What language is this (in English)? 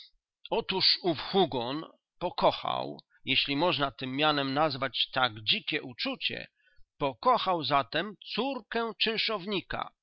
Polish